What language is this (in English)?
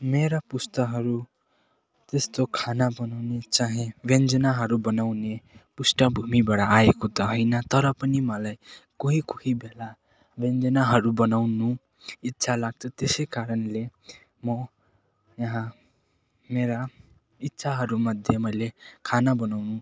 Nepali